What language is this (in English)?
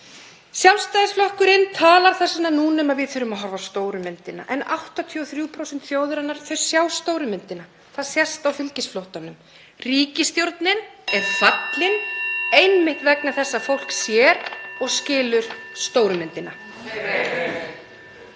Icelandic